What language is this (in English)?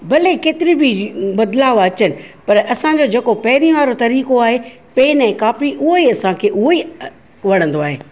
Sindhi